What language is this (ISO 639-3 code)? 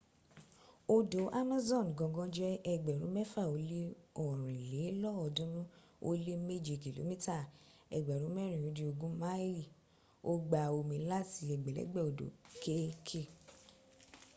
yor